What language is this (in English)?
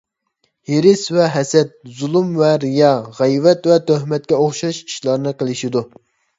Uyghur